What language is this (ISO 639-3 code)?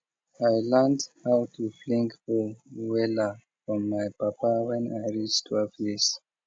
pcm